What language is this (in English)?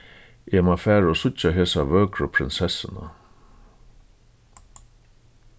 Faroese